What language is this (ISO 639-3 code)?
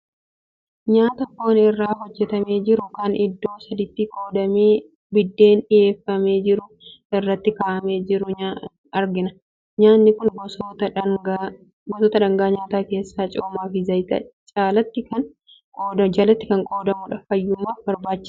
orm